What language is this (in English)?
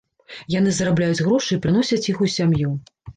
Belarusian